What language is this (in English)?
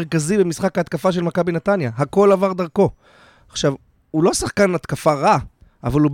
Hebrew